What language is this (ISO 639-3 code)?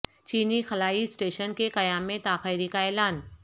urd